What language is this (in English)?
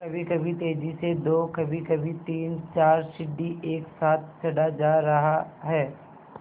Hindi